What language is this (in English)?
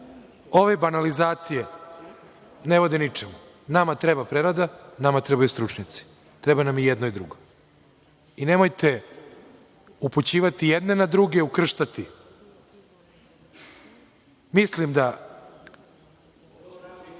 Serbian